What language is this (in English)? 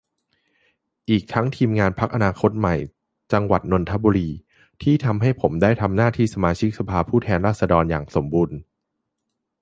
Thai